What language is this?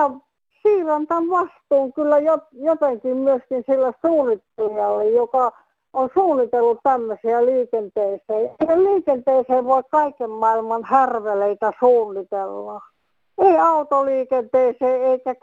Finnish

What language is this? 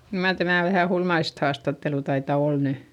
Finnish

